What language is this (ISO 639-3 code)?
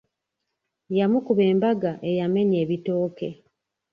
lug